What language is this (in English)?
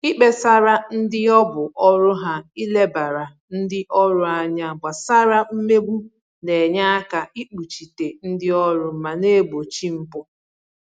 Igbo